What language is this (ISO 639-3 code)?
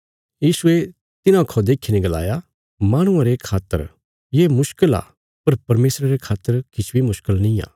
kfs